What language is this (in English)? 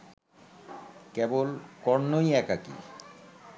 Bangla